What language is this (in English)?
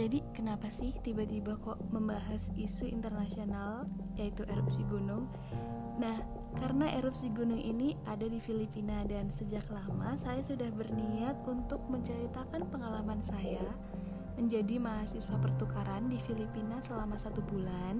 Indonesian